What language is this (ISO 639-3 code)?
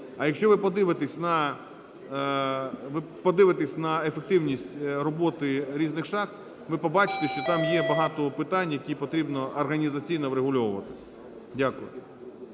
ukr